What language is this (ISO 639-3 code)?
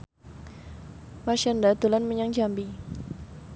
jav